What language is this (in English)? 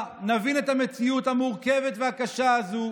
Hebrew